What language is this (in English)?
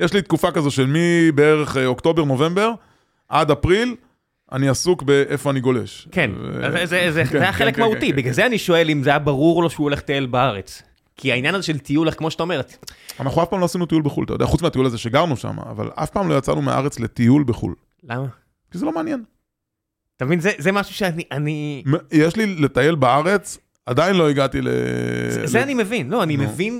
Hebrew